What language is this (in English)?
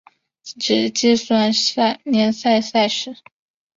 Chinese